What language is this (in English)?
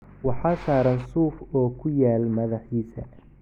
Somali